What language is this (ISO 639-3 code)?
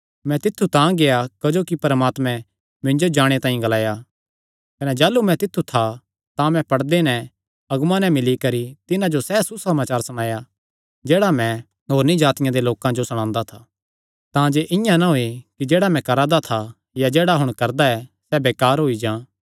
xnr